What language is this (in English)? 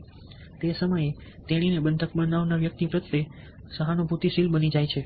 Gujarati